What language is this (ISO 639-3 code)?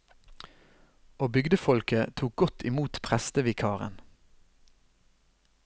nor